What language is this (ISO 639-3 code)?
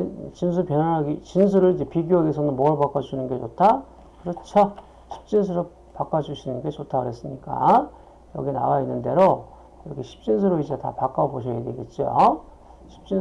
kor